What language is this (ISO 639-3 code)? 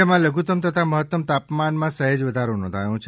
guj